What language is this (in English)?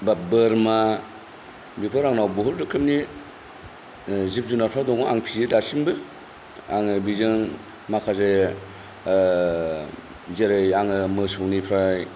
Bodo